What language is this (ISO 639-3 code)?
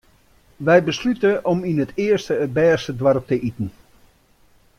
fry